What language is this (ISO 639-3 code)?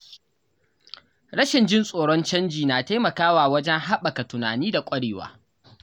hau